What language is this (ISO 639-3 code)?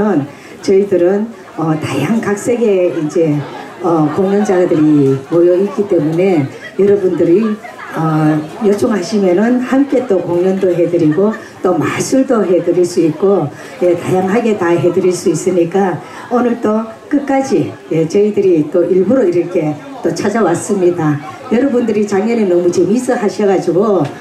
kor